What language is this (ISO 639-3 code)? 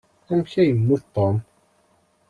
kab